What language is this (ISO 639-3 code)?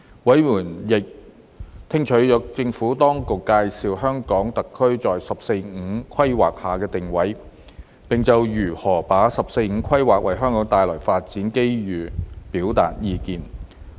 yue